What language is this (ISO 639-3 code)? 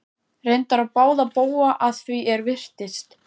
isl